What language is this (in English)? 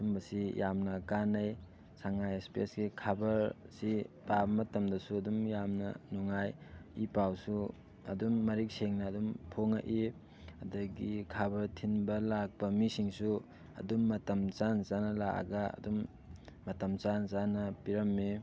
Manipuri